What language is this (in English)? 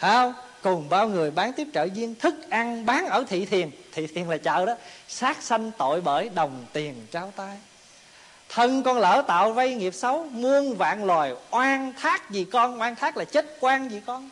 Vietnamese